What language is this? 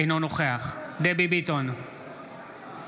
Hebrew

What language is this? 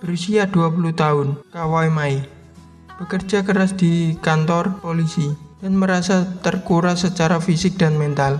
Indonesian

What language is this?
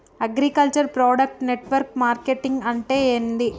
Telugu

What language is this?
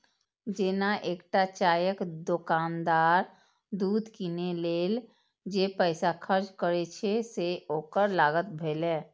Maithili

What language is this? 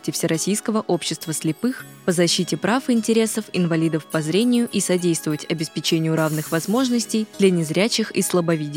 Russian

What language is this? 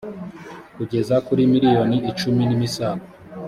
Kinyarwanda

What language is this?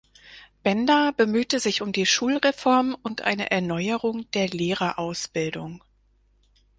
German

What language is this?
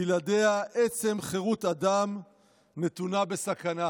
Hebrew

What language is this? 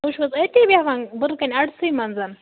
Kashmiri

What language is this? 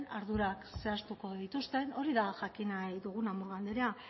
Basque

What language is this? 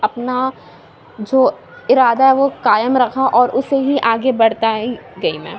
Urdu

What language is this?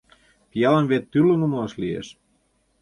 Mari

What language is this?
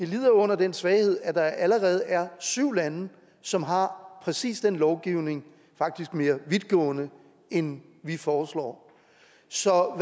Danish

